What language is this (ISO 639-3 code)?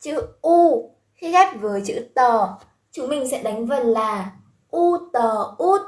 vie